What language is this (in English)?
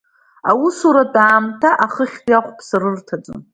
Abkhazian